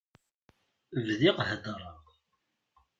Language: Kabyle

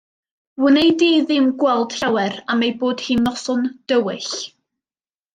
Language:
Welsh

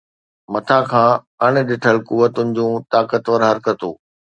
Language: Sindhi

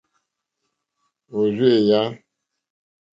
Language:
Mokpwe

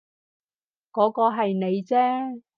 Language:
Cantonese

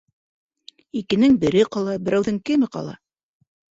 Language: Bashkir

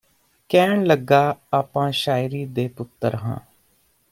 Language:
Punjabi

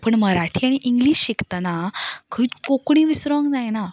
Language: Konkani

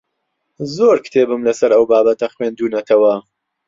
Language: Central Kurdish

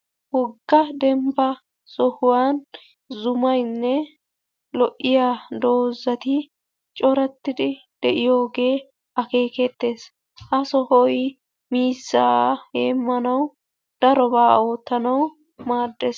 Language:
Wolaytta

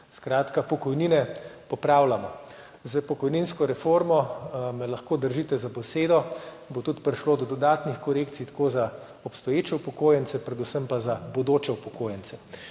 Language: Slovenian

